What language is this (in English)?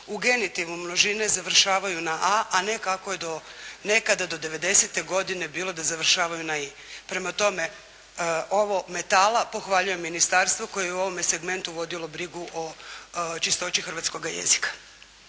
Croatian